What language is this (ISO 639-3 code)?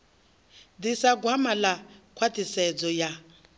ven